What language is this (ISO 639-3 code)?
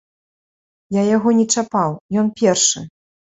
bel